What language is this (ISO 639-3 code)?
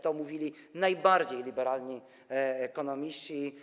pol